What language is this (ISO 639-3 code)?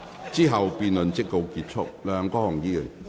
yue